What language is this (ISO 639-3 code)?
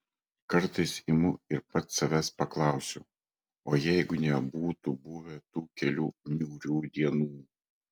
lit